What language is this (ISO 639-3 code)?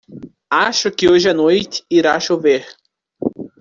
por